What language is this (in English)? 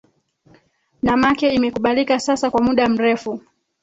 Swahili